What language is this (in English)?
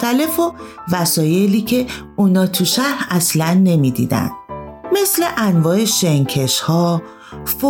Persian